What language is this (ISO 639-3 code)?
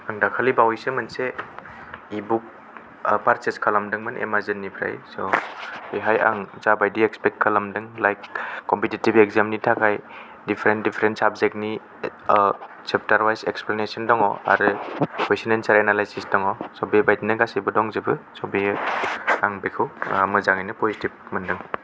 brx